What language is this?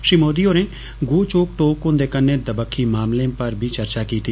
Dogri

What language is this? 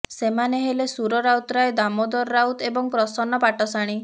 Odia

